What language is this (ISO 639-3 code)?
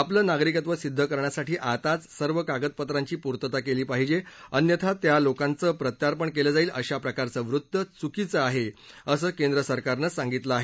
mar